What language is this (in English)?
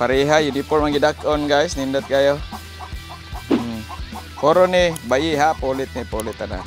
Filipino